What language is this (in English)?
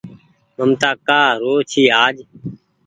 Goaria